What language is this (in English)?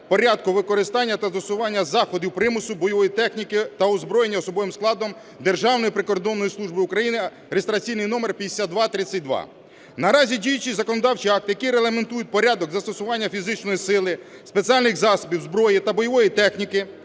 Ukrainian